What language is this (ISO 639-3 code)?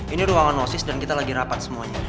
ind